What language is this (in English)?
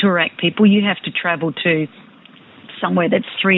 Indonesian